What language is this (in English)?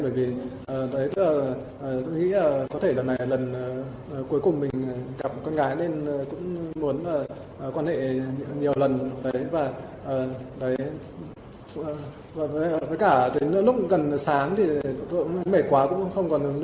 Vietnamese